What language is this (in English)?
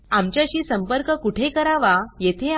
Marathi